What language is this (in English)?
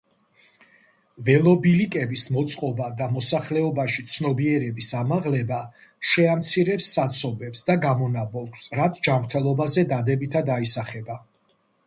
Georgian